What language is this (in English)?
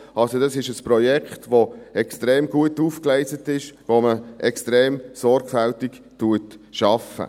Swiss German